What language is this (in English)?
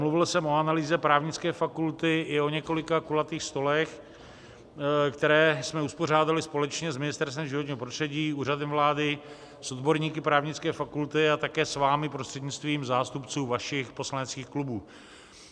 Czech